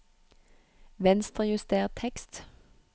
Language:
Norwegian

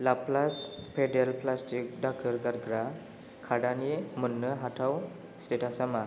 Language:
Bodo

